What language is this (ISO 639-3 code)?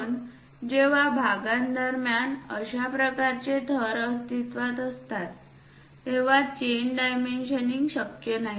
mar